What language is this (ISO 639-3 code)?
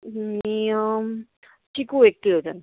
mar